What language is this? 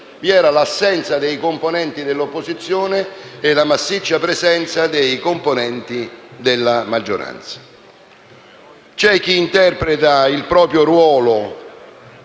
Italian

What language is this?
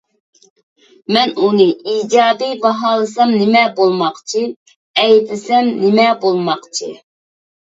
Uyghur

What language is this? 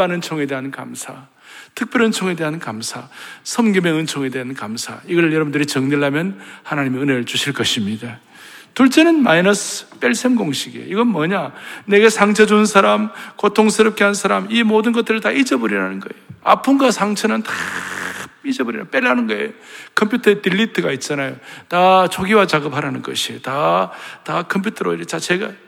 Korean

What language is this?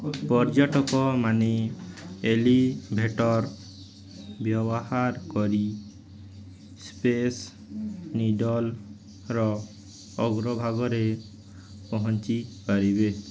Odia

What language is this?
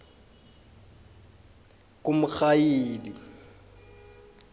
South Ndebele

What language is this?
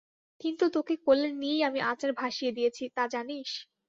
Bangla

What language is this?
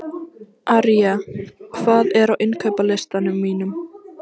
Icelandic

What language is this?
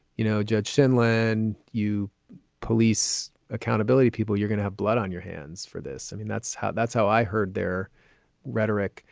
English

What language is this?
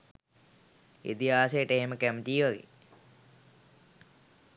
Sinhala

